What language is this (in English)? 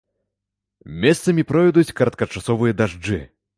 Belarusian